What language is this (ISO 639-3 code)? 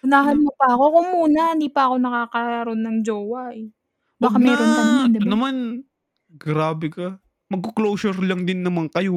fil